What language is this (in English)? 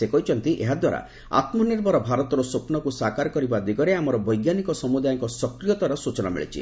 Odia